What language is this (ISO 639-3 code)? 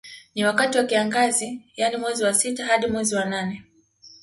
swa